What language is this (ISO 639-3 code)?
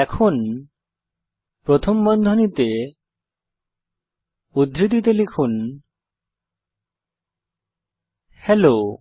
ben